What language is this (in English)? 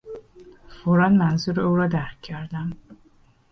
Persian